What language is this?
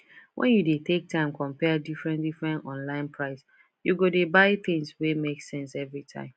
Nigerian Pidgin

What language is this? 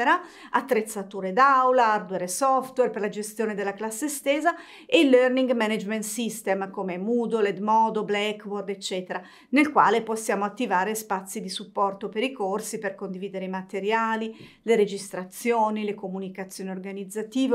Italian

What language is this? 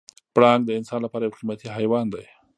Pashto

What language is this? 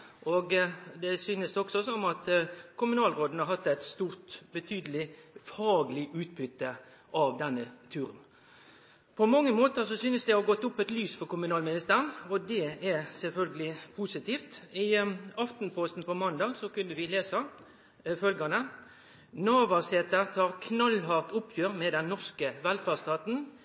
Norwegian Nynorsk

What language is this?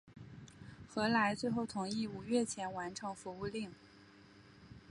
Chinese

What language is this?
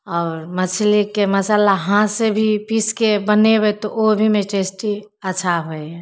Maithili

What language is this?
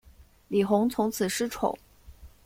Chinese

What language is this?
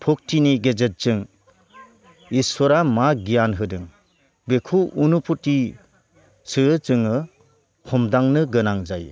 Bodo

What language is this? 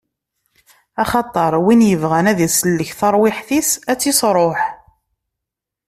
Kabyle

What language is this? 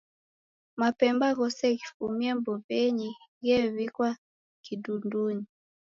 Taita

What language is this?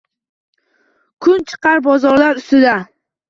Uzbek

